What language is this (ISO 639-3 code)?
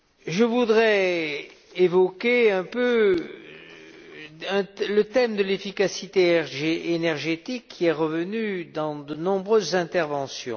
fra